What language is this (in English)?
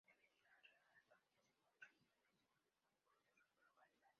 Spanish